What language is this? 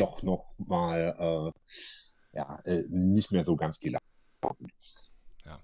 German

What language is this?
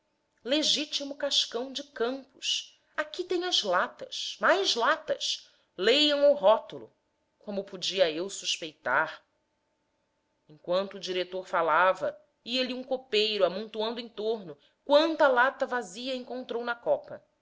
Portuguese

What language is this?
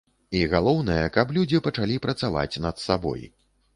Belarusian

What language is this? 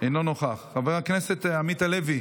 Hebrew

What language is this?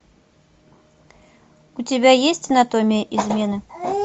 Russian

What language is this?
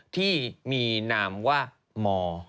Thai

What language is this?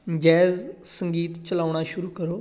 Punjabi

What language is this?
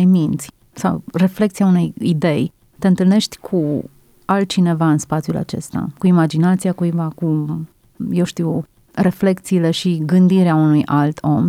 Romanian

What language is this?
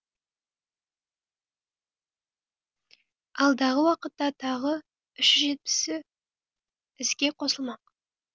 Kazakh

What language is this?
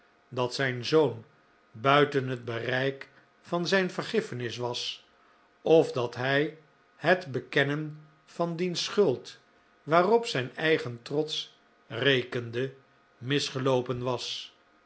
Dutch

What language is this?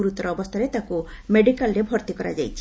Odia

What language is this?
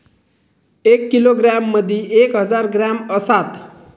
Marathi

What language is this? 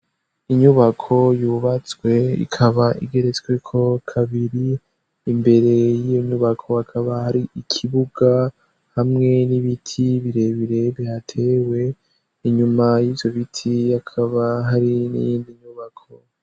Rundi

